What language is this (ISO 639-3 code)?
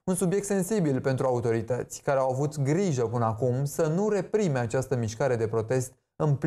ron